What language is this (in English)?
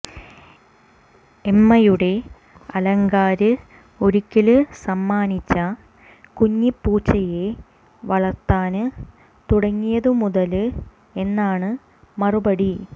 Malayalam